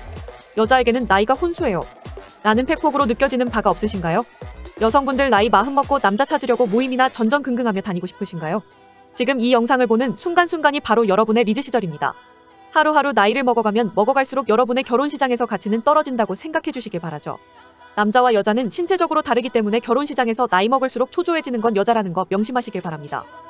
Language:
Korean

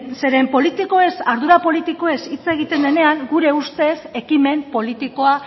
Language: Basque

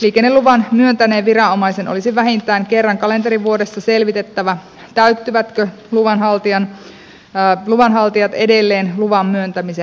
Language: Finnish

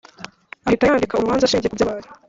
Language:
Kinyarwanda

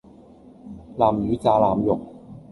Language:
Cantonese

